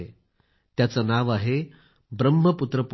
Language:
Marathi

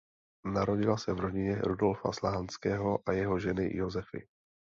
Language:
Czech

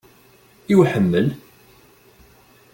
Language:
Kabyle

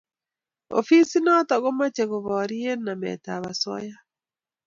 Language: Kalenjin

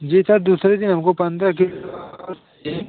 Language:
Hindi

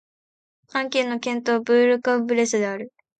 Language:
Japanese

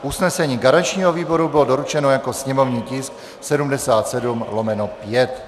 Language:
Czech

